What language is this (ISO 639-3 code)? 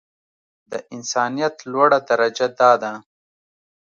pus